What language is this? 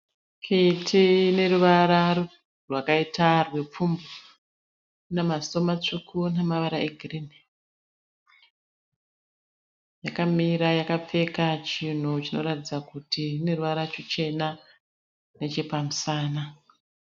Shona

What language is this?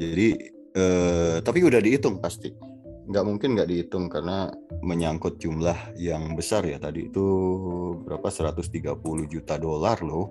Indonesian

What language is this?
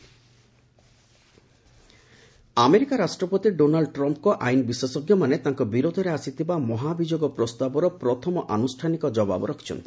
Odia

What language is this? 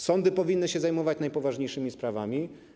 Polish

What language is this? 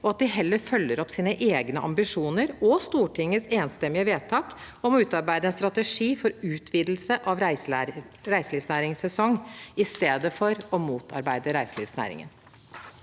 Norwegian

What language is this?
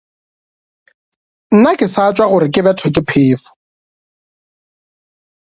Northern Sotho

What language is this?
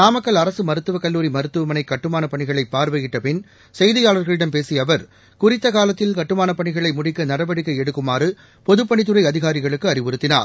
Tamil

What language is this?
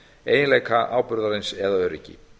Icelandic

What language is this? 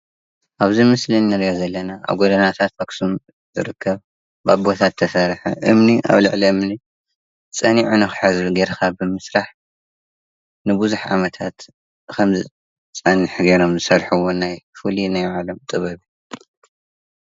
Tigrinya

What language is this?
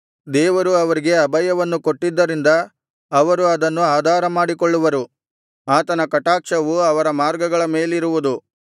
Kannada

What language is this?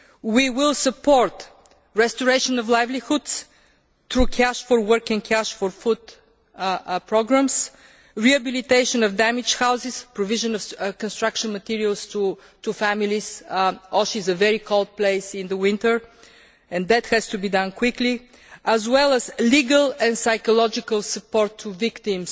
English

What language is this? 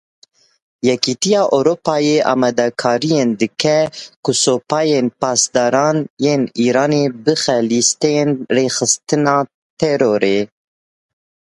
Kurdish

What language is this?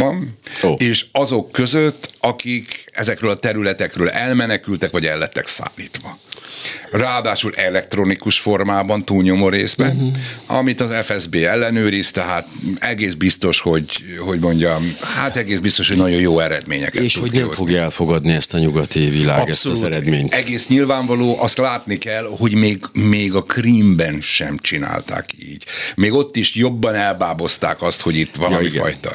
Hungarian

